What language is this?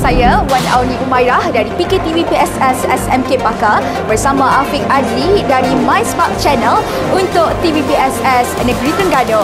Malay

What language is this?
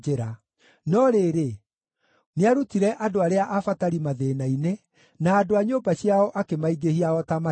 Kikuyu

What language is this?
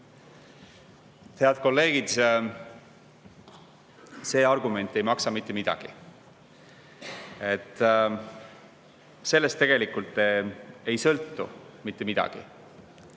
Estonian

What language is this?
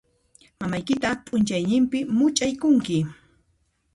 Puno Quechua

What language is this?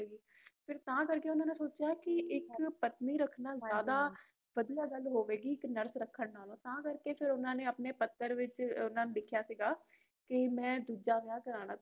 Punjabi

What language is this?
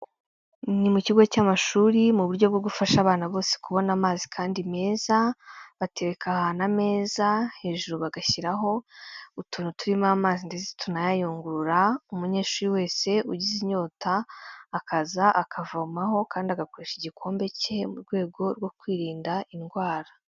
Kinyarwanda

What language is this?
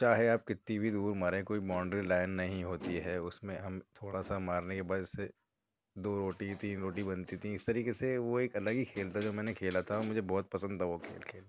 Urdu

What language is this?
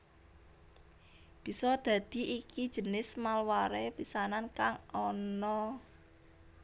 Javanese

